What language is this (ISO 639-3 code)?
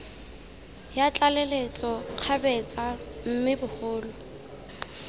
tsn